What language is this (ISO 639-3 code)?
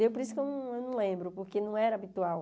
por